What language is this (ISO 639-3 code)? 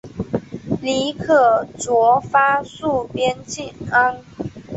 zho